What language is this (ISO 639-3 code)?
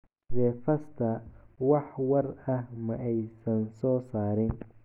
som